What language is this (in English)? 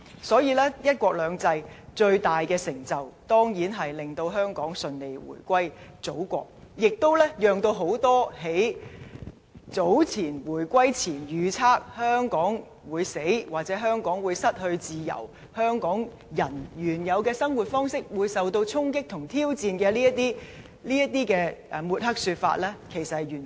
Cantonese